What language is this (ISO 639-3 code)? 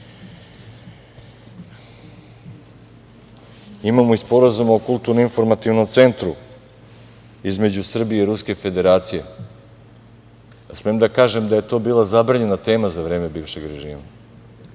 srp